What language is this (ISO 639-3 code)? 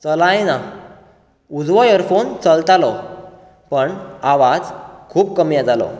kok